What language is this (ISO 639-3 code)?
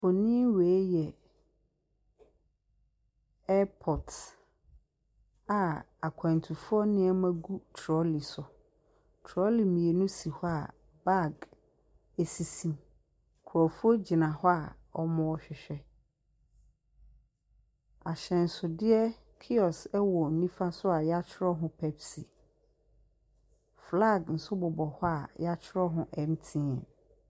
aka